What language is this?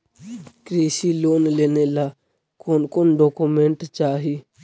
Magahi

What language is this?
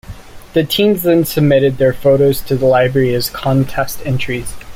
English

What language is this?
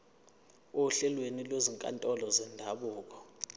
Zulu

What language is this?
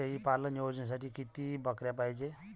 Marathi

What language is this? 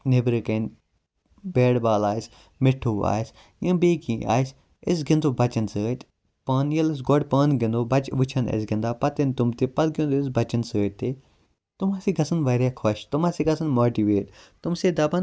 Kashmiri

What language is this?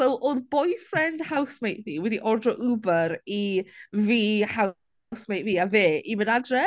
Welsh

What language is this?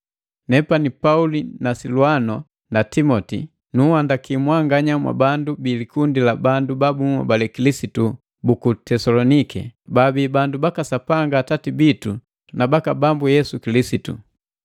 Matengo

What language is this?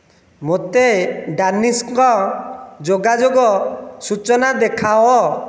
Odia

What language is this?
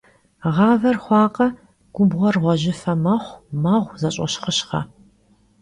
Kabardian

